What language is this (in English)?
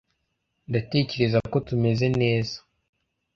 Kinyarwanda